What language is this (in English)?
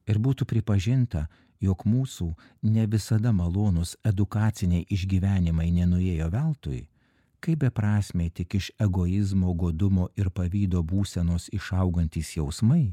Lithuanian